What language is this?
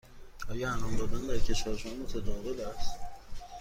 Persian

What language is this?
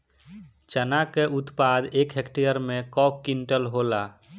Bhojpuri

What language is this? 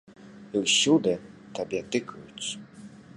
Belarusian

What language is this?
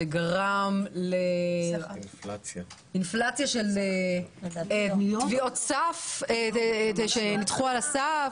Hebrew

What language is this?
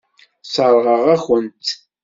Kabyle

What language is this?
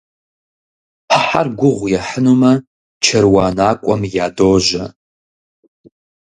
Kabardian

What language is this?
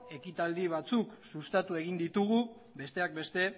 Basque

